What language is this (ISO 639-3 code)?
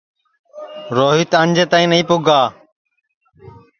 ssi